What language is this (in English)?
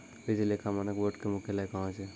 Maithili